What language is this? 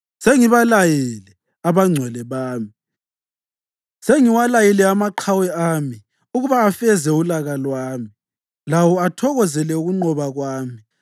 North Ndebele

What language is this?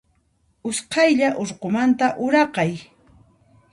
Puno Quechua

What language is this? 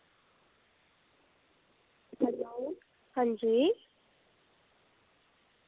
Dogri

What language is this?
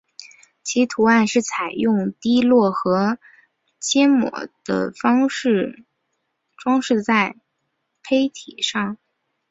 Chinese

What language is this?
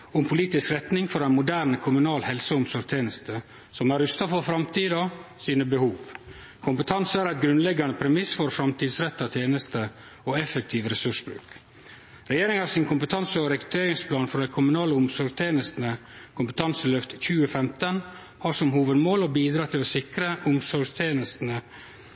Norwegian Nynorsk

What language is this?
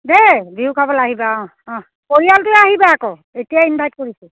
Assamese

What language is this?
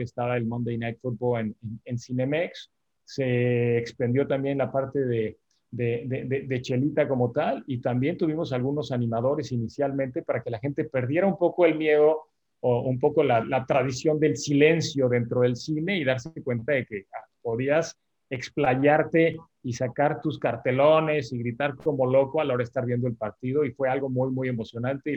Spanish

